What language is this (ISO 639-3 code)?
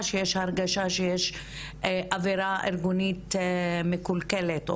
heb